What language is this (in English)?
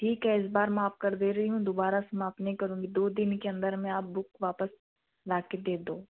Hindi